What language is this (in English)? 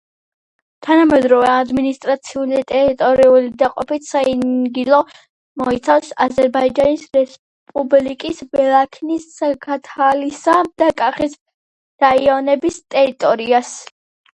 Georgian